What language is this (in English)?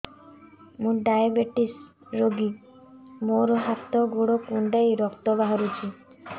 Odia